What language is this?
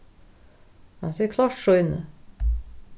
Faroese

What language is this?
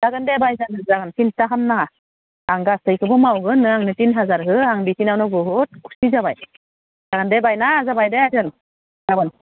Bodo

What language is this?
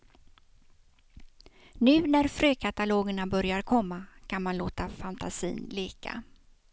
Swedish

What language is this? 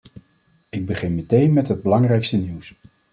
Dutch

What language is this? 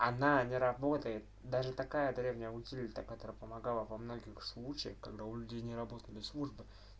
Russian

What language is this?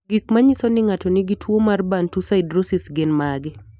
Luo (Kenya and Tanzania)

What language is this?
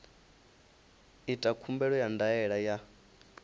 Venda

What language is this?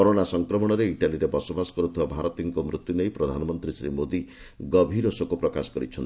Odia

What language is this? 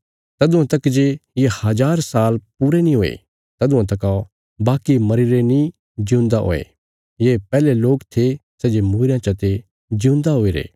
Bilaspuri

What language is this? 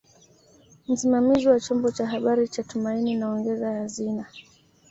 Swahili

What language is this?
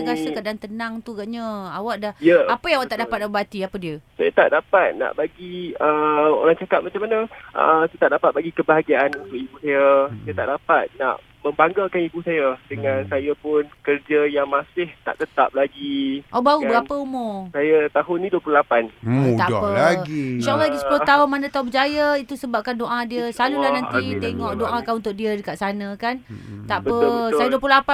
Malay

